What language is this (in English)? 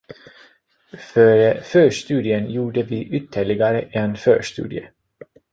Swedish